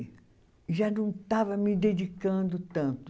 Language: Portuguese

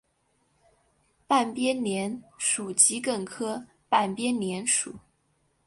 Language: Chinese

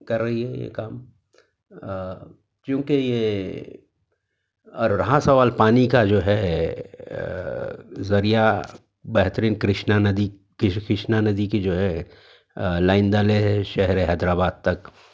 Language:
Urdu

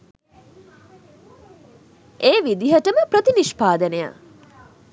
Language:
Sinhala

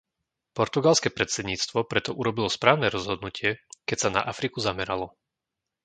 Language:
Slovak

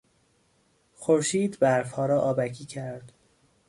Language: Persian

